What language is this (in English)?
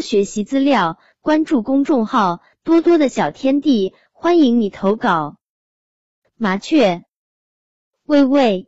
Chinese